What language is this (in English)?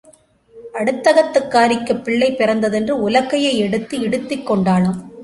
Tamil